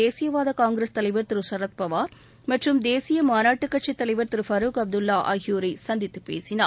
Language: Tamil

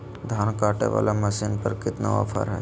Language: Magahi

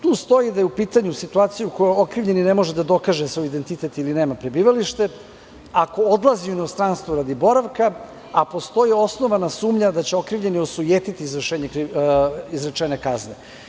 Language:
Serbian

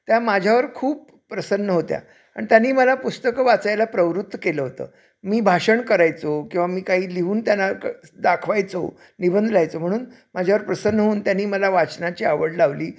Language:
Marathi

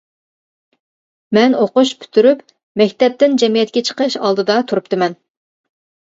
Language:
Uyghur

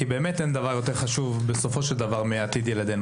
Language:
Hebrew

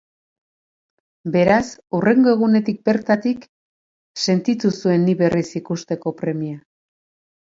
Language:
Basque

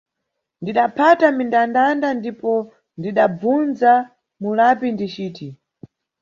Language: Nyungwe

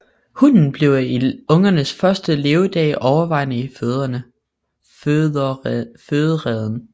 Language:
Danish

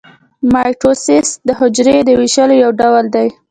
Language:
Pashto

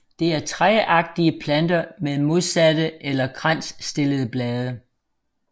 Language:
Danish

